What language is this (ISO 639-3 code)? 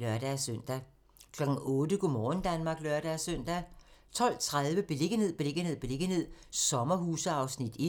dan